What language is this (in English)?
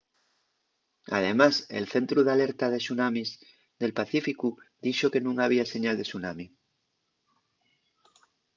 Asturian